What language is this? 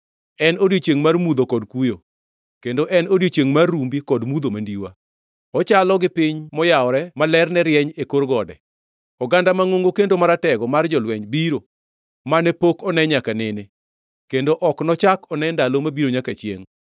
Luo (Kenya and Tanzania)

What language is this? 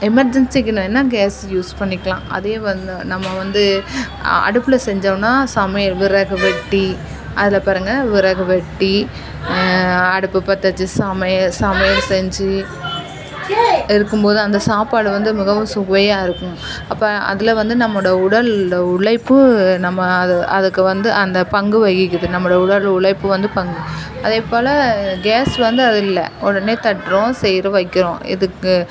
Tamil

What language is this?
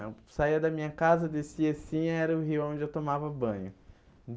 Portuguese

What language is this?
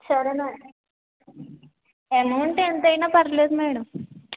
Telugu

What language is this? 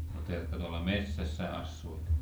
Finnish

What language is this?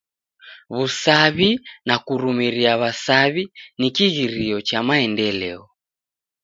Taita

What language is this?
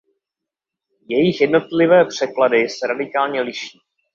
Czech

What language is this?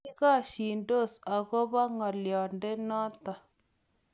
Kalenjin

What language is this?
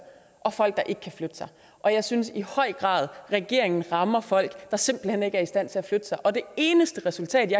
Danish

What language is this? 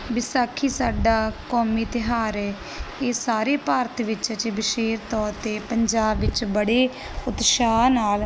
Punjabi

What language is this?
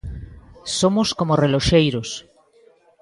Galician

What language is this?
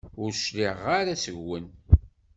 Kabyle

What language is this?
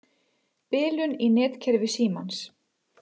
Icelandic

